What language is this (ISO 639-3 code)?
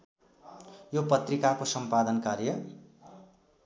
nep